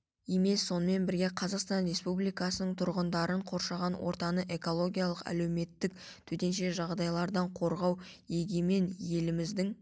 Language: Kazakh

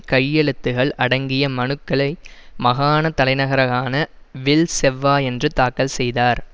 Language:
Tamil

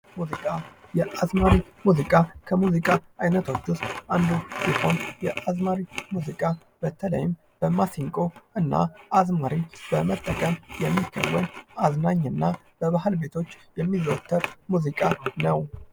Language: Amharic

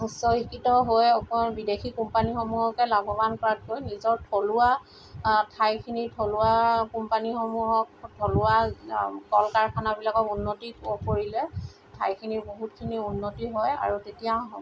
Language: Assamese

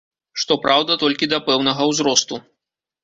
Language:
Belarusian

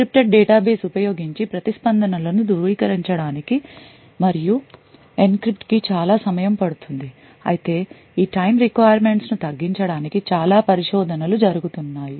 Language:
Telugu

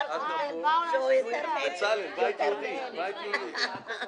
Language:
Hebrew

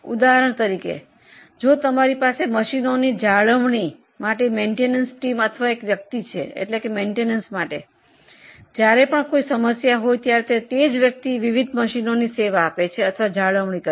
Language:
Gujarati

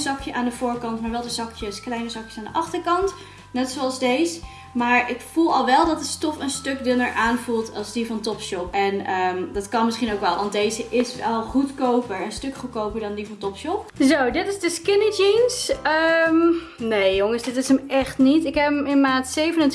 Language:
Dutch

